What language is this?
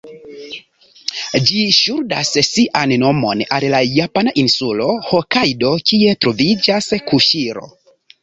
Esperanto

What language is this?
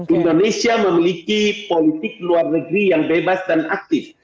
Indonesian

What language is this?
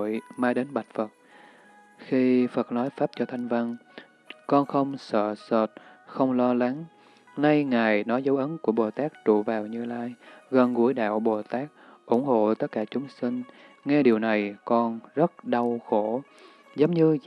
Vietnamese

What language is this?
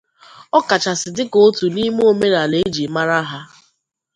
Igbo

